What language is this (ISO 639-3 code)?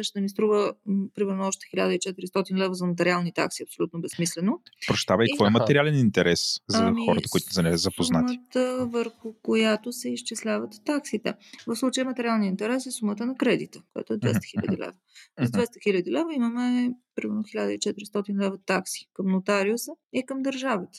bul